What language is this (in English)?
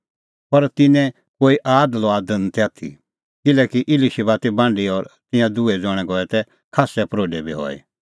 Kullu Pahari